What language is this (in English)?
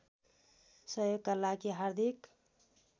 Nepali